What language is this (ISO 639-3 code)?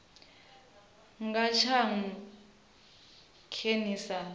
ven